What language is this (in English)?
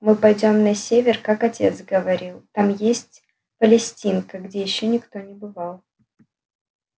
Russian